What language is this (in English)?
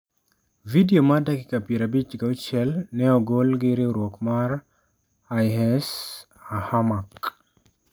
Luo (Kenya and Tanzania)